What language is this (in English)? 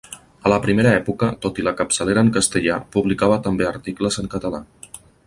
Catalan